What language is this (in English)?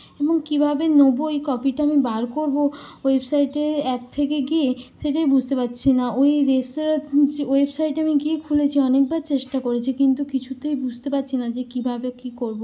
Bangla